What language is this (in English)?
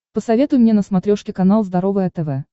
Russian